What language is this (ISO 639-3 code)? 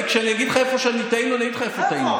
heb